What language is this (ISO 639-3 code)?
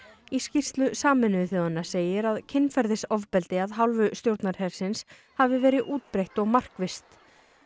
isl